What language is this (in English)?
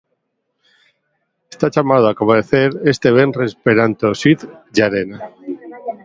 Galician